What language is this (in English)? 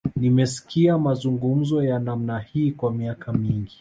Swahili